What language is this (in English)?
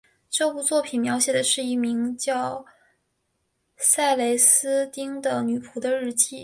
Chinese